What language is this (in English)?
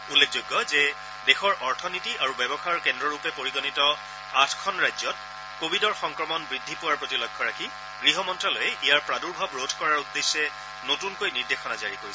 Assamese